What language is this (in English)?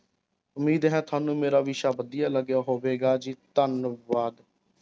Punjabi